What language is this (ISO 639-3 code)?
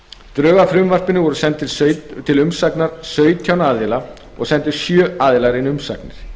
isl